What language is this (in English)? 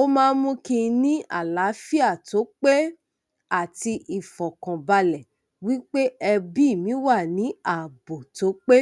Yoruba